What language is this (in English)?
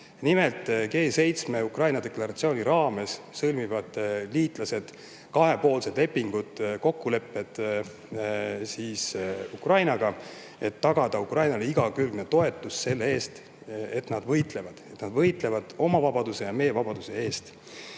Estonian